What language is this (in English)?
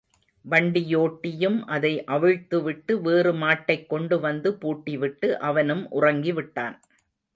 Tamil